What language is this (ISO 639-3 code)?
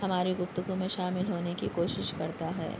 urd